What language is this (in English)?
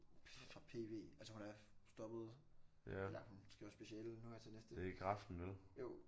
Danish